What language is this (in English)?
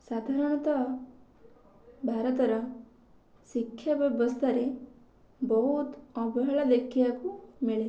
Odia